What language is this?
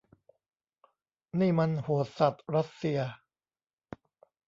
Thai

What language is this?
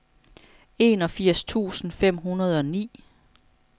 Danish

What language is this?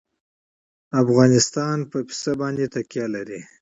Pashto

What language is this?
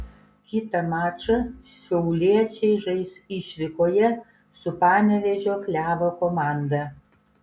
Lithuanian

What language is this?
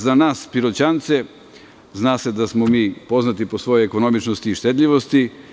Serbian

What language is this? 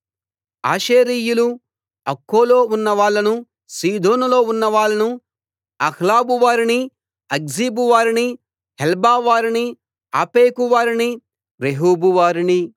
Telugu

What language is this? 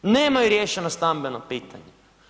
Croatian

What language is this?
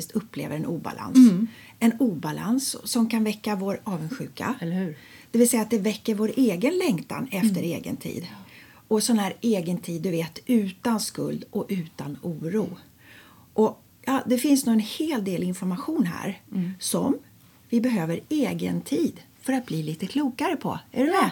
Swedish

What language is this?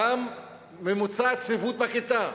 Hebrew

